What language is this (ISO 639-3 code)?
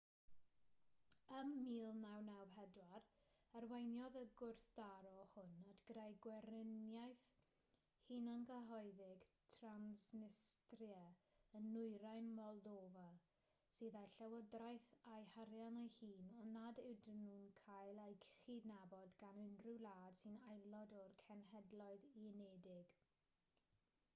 cym